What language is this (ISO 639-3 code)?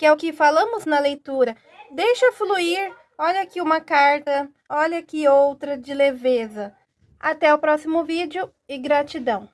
por